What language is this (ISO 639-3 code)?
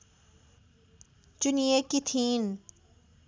nep